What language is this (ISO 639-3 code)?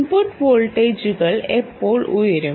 mal